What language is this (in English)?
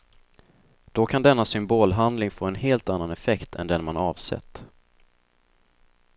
Swedish